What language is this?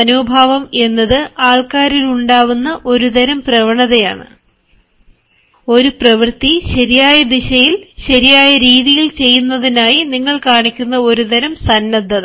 Malayalam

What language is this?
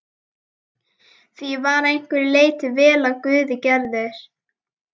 Icelandic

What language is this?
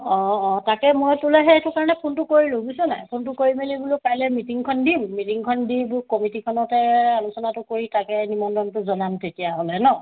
Assamese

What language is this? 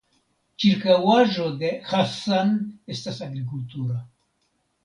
Esperanto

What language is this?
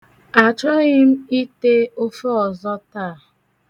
Igbo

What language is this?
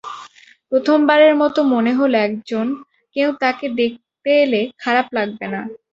Bangla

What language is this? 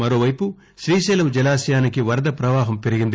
Telugu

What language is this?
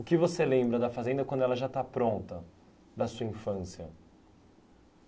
Portuguese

